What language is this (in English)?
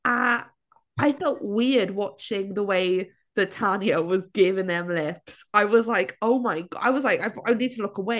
Welsh